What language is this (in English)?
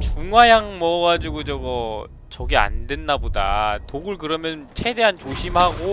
Korean